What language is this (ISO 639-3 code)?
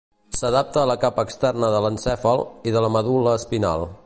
cat